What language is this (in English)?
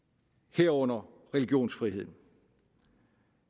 Danish